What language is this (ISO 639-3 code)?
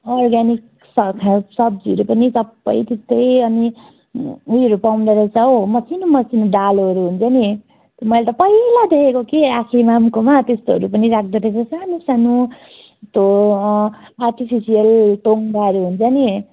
nep